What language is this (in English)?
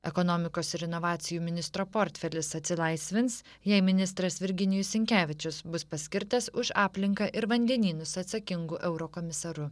Lithuanian